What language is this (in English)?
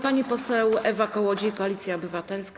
Polish